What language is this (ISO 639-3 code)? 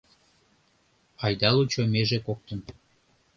chm